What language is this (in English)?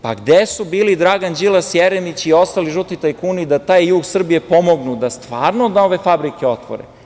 Serbian